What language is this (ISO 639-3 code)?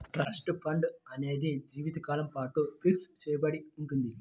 tel